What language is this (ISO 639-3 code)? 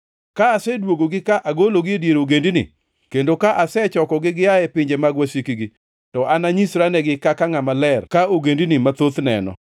luo